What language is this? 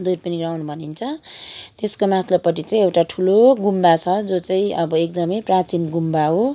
Nepali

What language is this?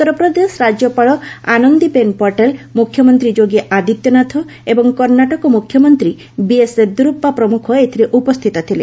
Odia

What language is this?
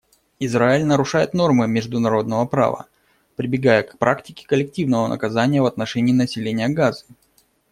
Russian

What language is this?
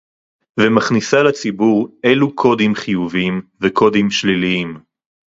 Hebrew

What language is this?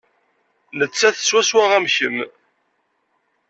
Kabyle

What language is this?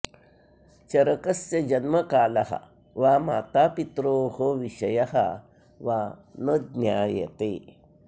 Sanskrit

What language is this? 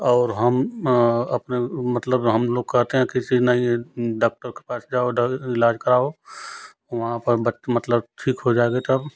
Hindi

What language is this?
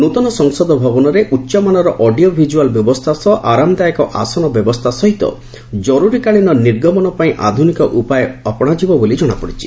Odia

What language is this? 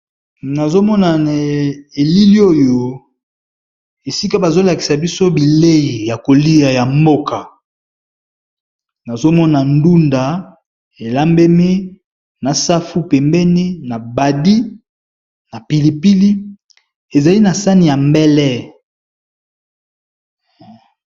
Lingala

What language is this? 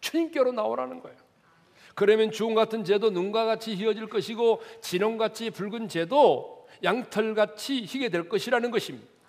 Korean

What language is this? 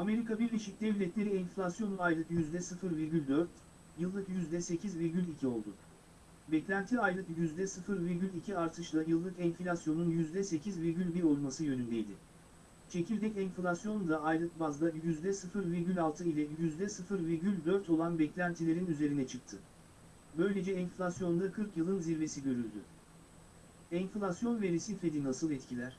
Turkish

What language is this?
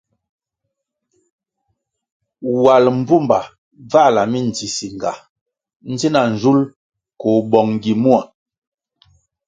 Kwasio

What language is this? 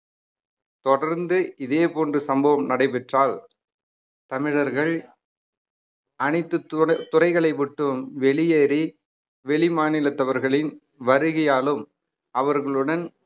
Tamil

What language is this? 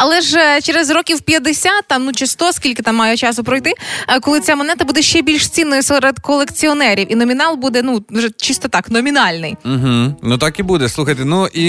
Ukrainian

